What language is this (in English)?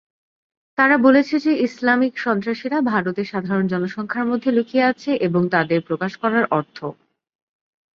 Bangla